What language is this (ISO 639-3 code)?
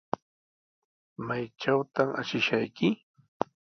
qws